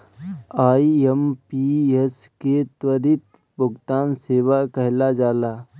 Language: Bhojpuri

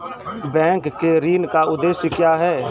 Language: Maithili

